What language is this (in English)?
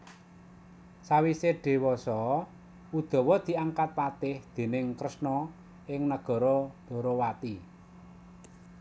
Javanese